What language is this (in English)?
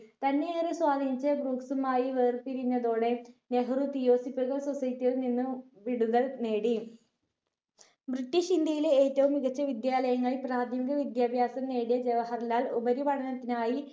Malayalam